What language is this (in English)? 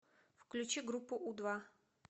Russian